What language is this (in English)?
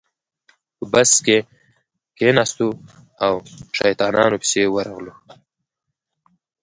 Pashto